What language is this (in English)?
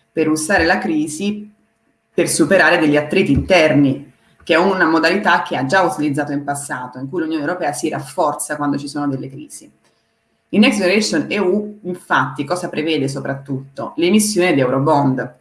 Italian